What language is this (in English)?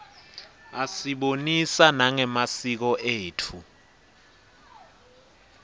Swati